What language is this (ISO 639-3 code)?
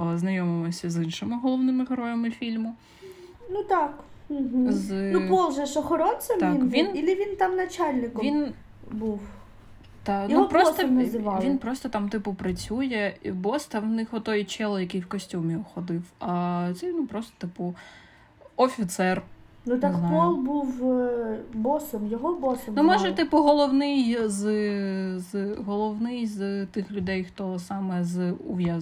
ukr